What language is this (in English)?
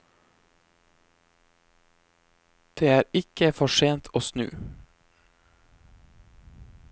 Norwegian